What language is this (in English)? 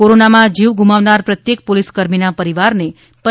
Gujarati